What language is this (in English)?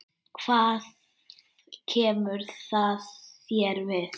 Icelandic